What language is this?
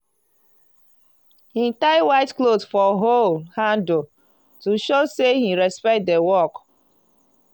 Nigerian Pidgin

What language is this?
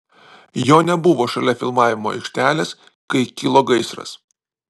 Lithuanian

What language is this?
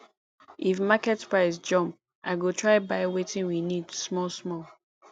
Nigerian Pidgin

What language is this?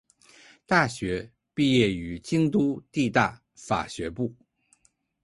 Chinese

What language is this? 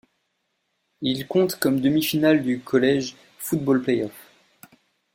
French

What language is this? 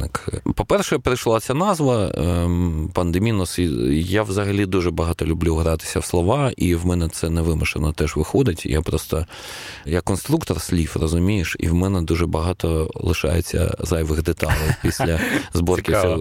Ukrainian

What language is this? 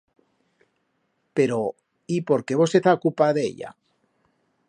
Aragonese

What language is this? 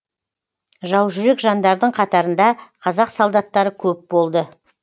Kazakh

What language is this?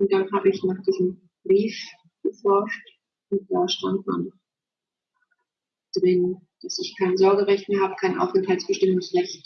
German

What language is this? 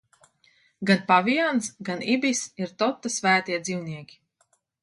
Latvian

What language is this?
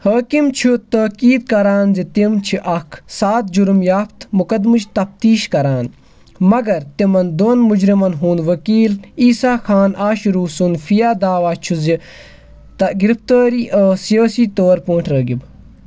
Kashmiri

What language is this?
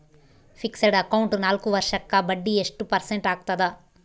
Kannada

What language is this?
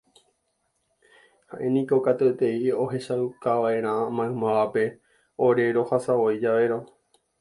Guarani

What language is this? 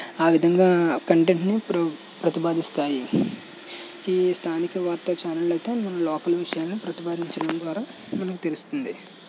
Telugu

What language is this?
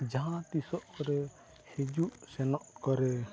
Santali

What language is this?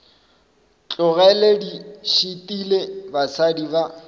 Northern Sotho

